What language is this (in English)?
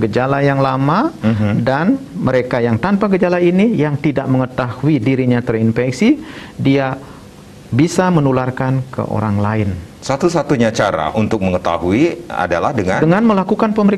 Indonesian